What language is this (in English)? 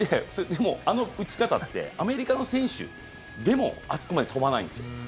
Japanese